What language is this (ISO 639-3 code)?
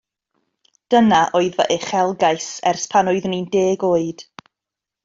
cym